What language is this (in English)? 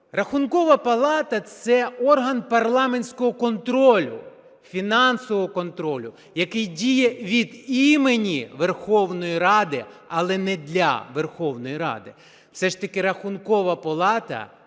Ukrainian